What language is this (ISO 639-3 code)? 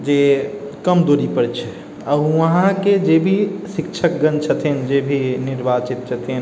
mai